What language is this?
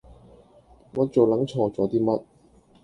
Cantonese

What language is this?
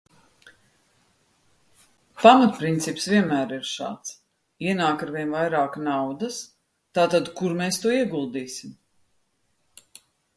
Latvian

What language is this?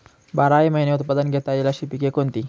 Marathi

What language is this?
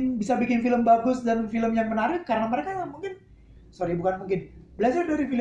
Indonesian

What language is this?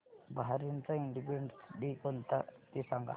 Marathi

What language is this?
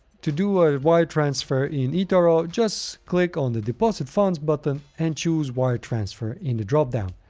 English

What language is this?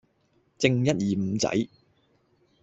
Cantonese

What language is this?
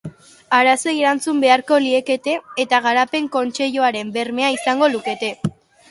Basque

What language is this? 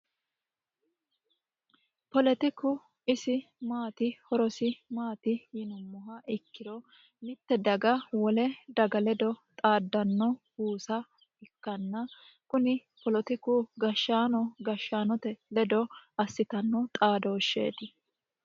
Sidamo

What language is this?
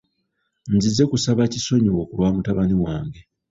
Ganda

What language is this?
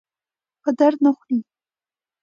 Pashto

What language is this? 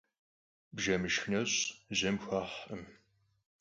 Kabardian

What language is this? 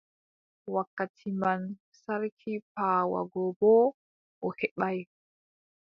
Adamawa Fulfulde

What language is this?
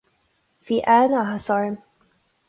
Irish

